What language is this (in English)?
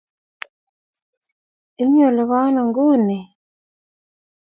Kalenjin